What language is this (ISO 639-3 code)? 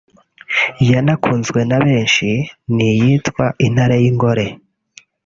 kin